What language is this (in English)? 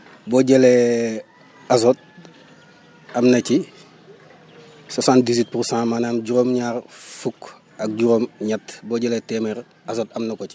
Wolof